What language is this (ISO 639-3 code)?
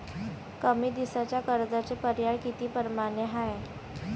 mar